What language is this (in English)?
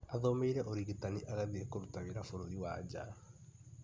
Kikuyu